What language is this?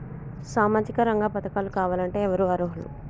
Telugu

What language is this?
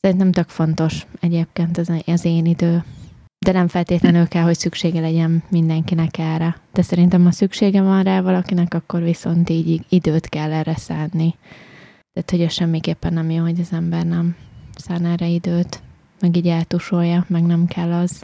Hungarian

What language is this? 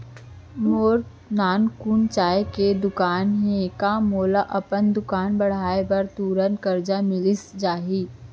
Chhattisgarhi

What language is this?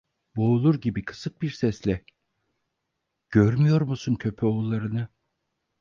Turkish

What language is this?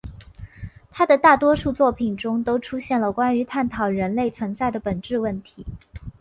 Chinese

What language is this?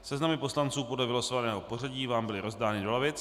Czech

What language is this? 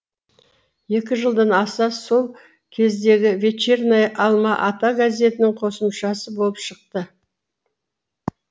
Kazakh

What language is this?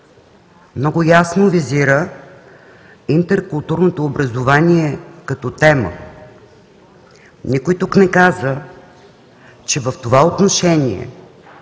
Bulgarian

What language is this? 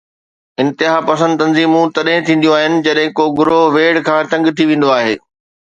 Sindhi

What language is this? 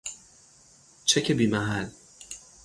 Persian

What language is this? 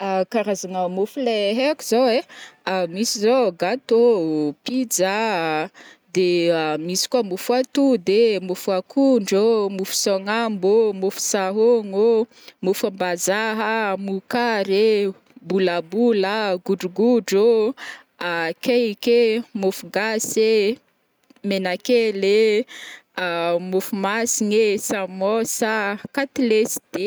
Northern Betsimisaraka Malagasy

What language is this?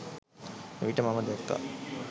Sinhala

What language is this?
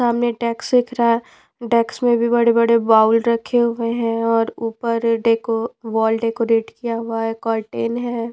Hindi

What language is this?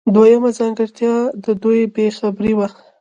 Pashto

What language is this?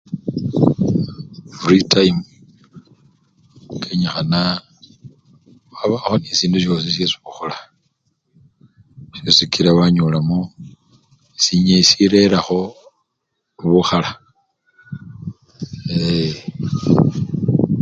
Luyia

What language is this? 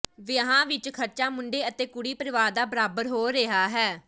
Punjabi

